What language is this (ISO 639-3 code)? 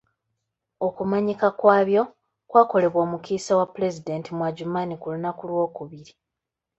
lug